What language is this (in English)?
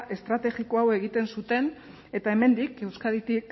Basque